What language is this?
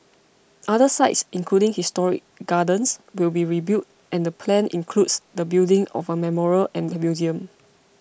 English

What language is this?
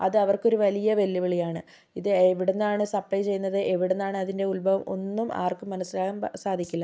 Malayalam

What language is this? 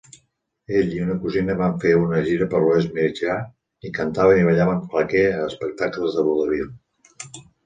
Catalan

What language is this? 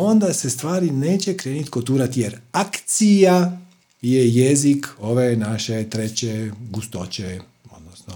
Croatian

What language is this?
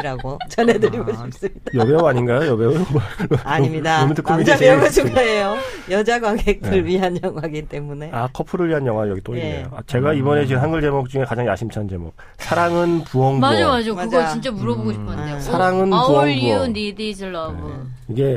Korean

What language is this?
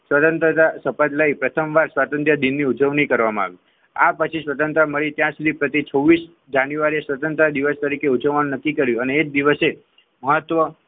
Gujarati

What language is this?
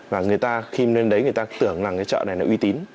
Vietnamese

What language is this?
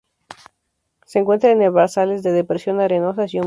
Spanish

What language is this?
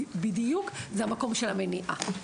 Hebrew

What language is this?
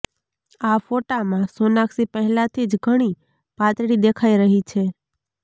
Gujarati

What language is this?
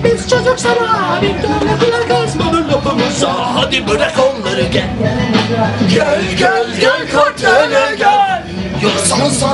Turkish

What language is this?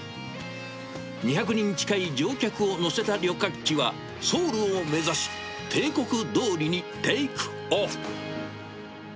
Japanese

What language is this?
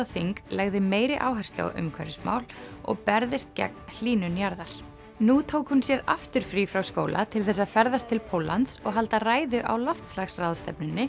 Icelandic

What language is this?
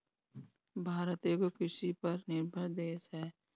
Bhojpuri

